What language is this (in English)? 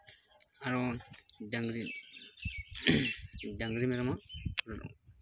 Santali